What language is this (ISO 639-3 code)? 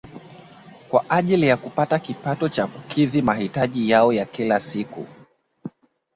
swa